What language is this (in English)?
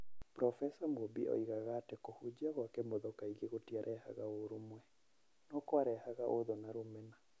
Kikuyu